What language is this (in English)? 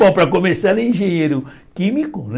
Portuguese